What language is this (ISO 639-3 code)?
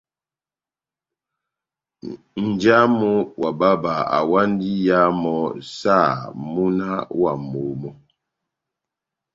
bnm